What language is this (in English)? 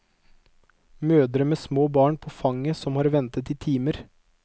Norwegian